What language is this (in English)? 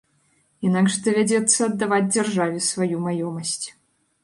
Belarusian